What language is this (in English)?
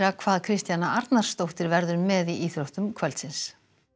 Icelandic